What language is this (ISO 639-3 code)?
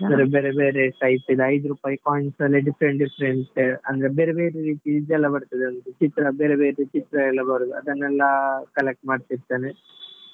kan